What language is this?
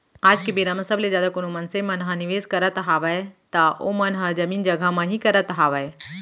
Chhattisgarhi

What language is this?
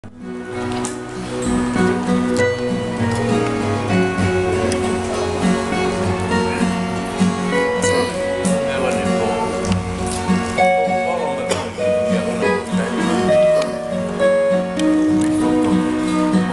Ukrainian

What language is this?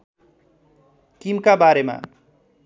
Nepali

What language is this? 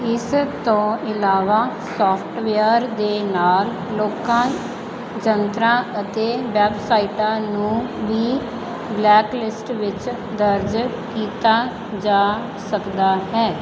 Punjabi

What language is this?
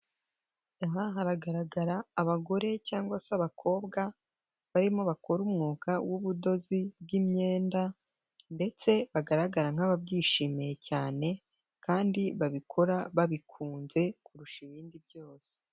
Kinyarwanda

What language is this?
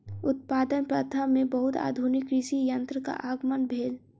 Maithili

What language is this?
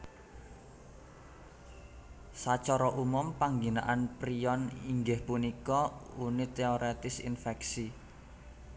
Javanese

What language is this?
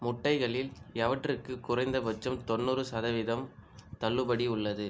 Tamil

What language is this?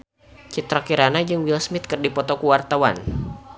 Sundanese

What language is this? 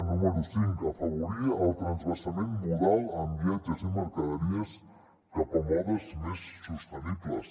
Catalan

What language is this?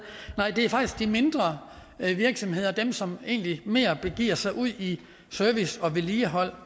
Danish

